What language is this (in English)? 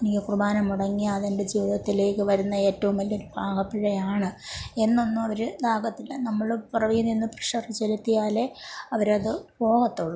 Malayalam